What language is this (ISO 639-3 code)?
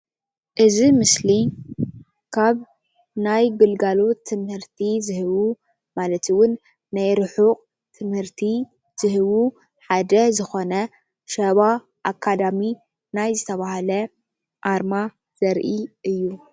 tir